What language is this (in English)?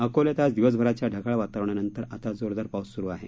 Marathi